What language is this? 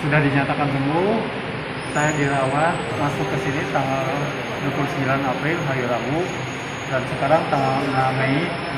Indonesian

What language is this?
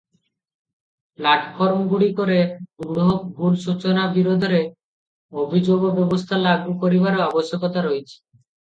Odia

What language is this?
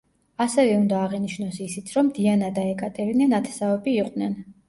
Georgian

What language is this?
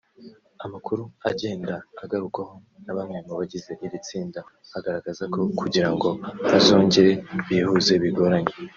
Kinyarwanda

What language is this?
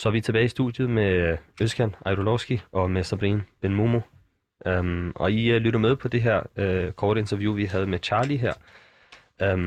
Danish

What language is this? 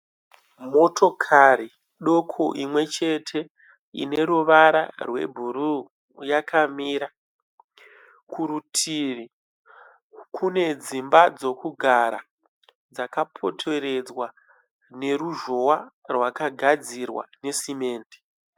Shona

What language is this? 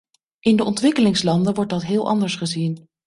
Dutch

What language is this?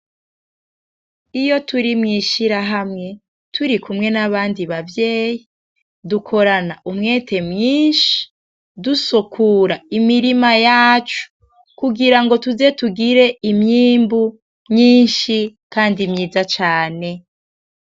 Rundi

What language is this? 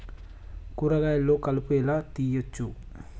Telugu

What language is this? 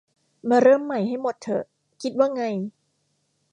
Thai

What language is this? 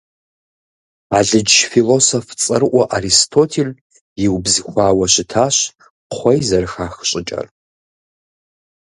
Kabardian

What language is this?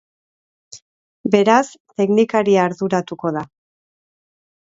Basque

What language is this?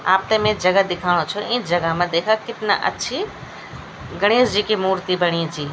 Garhwali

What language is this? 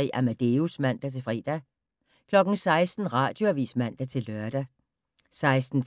Danish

